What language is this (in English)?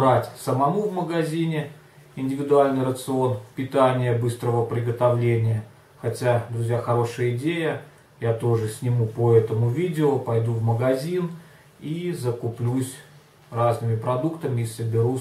Russian